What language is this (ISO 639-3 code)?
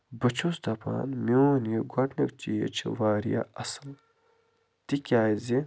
kas